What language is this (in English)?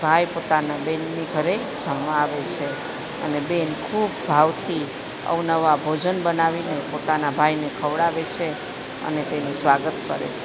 Gujarati